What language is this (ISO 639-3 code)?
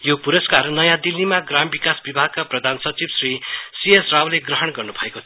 nep